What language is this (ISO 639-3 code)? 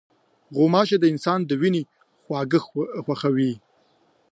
pus